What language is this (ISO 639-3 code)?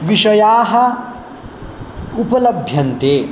san